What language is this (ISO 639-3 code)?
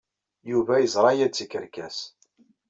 kab